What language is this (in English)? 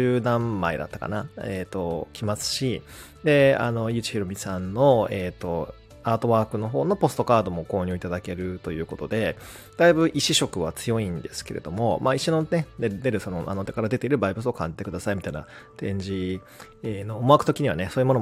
Japanese